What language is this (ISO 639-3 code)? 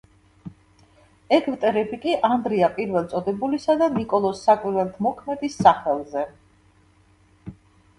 kat